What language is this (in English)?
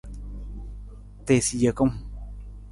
Nawdm